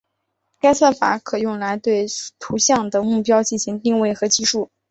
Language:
Chinese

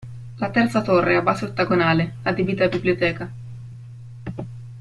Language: Italian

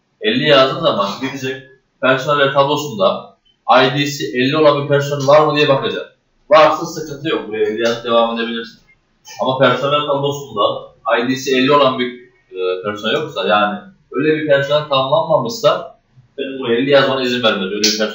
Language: Turkish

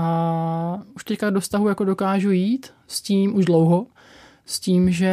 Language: Czech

